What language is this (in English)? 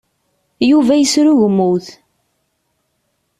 Kabyle